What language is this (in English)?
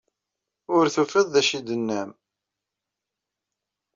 Kabyle